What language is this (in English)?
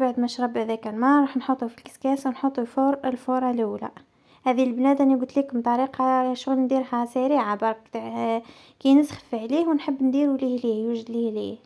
Arabic